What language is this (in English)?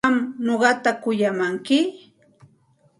Santa Ana de Tusi Pasco Quechua